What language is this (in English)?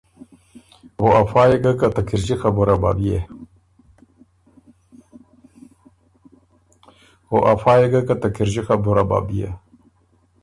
Ormuri